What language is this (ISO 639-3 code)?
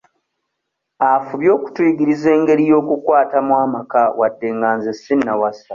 lug